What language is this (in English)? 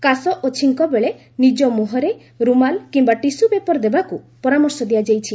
Odia